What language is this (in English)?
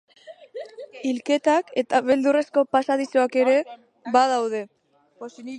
Basque